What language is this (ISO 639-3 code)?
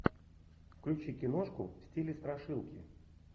rus